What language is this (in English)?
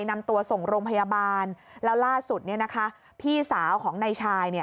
Thai